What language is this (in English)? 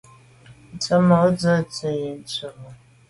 Medumba